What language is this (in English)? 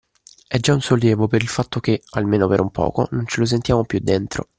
Italian